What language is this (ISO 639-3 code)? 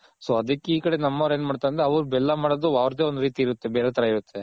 kan